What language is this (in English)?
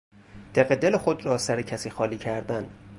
Persian